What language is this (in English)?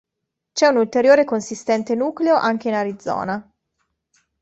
Italian